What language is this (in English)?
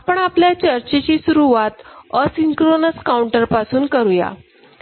Marathi